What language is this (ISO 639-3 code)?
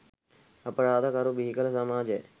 sin